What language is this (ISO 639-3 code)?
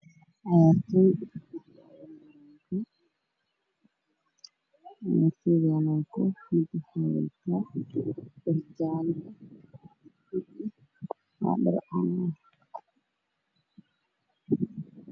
som